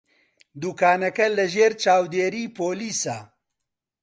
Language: Central Kurdish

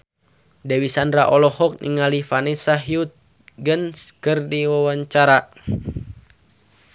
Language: Sundanese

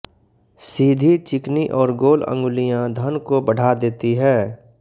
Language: Hindi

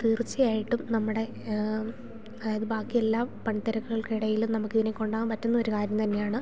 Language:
Malayalam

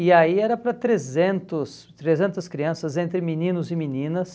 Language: Portuguese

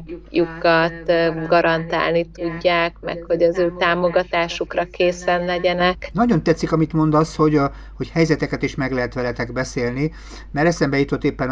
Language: Hungarian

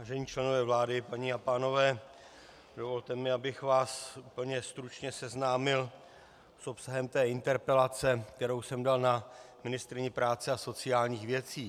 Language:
Czech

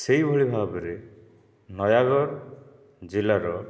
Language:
Odia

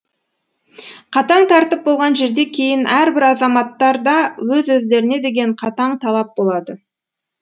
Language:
Kazakh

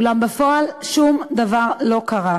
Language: Hebrew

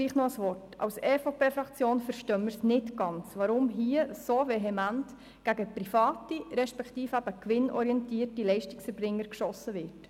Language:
Swiss German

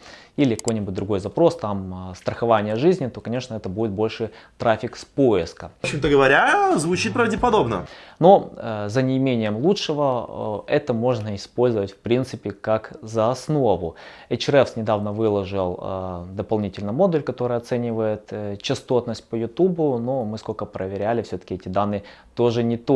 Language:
Russian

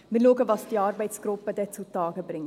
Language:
Swiss German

